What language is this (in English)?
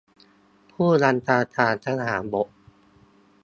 Thai